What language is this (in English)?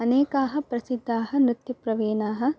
Sanskrit